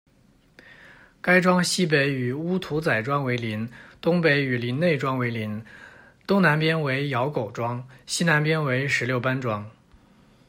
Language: Chinese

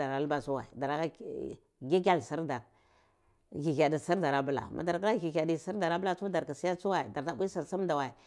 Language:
Cibak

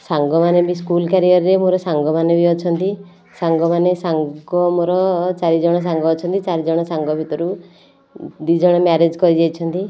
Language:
Odia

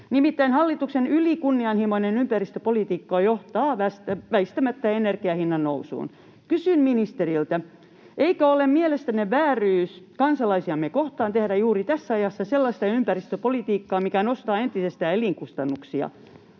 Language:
Finnish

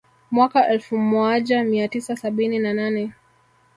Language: Swahili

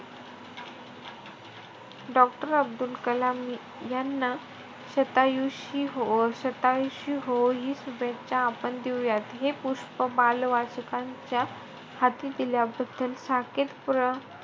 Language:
Marathi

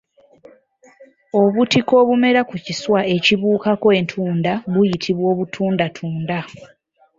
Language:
Ganda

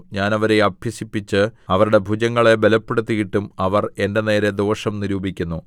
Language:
Malayalam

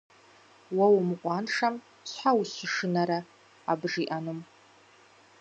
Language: Kabardian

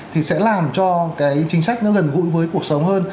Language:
Vietnamese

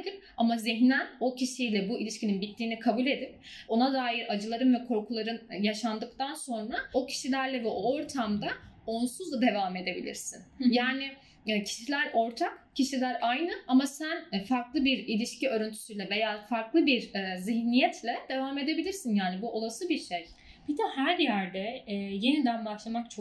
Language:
Turkish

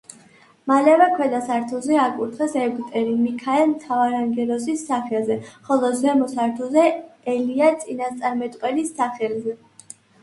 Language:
Georgian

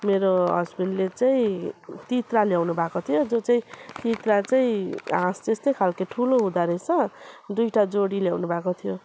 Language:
Nepali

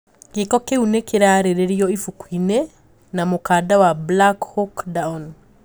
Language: Kikuyu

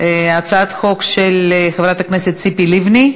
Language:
Hebrew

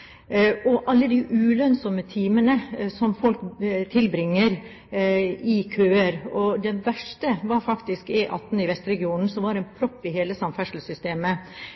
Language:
Norwegian Bokmål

